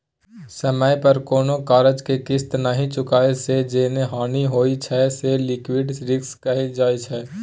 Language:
Maithili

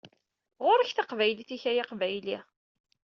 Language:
Kabyle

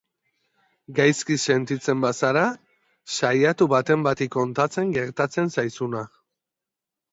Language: Basque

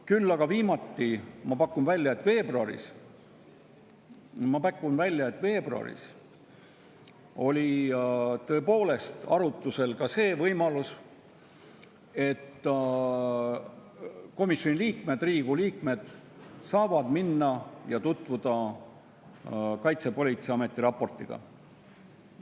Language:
Estonian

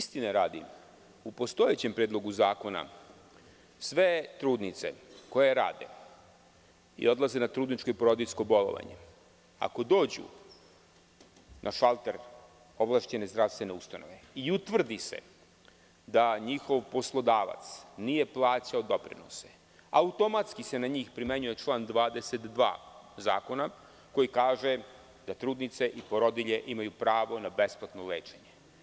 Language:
Serbian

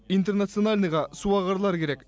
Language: Kazakh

